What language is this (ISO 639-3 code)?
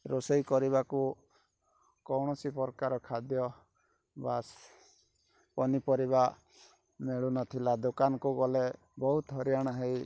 ori